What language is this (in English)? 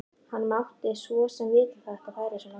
Icelandic